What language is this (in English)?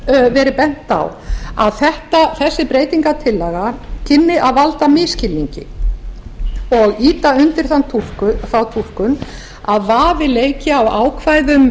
Icelandic